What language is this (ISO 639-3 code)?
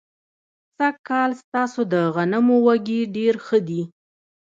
pus